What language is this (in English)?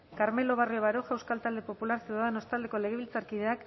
Basque